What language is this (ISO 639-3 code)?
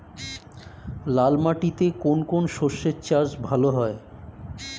ben